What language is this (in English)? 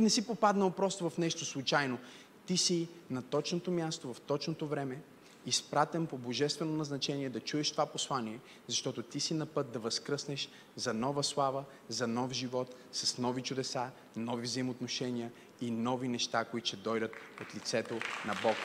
Bulgarian